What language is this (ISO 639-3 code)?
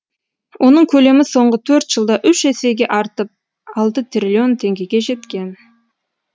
kaz